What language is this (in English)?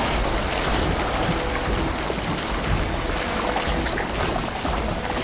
French